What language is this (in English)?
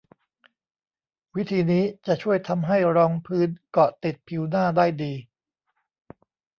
Thai